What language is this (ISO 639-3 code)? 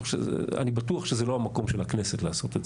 heb